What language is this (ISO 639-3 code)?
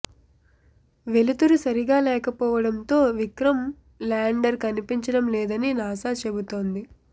tel